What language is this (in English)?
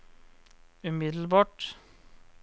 Norwegian